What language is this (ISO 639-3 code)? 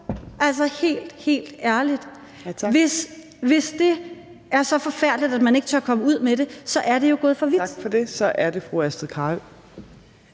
dan